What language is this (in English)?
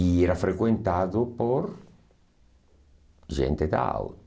Portuguese